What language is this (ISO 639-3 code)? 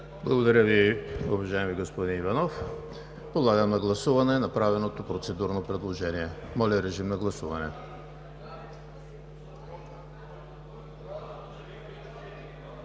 bul